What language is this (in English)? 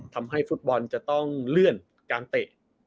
Thai